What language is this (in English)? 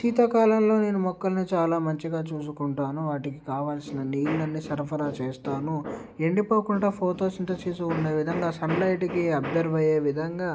Telugu